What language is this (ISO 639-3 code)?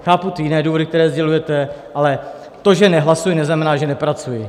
ces